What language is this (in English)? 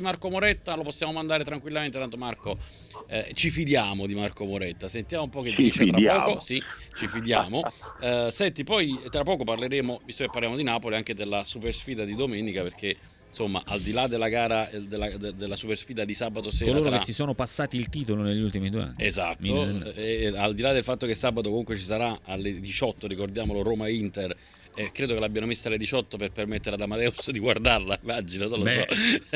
Italian